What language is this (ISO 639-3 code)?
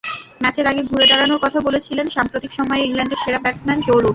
ben